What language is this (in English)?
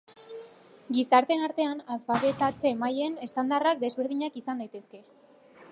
Basque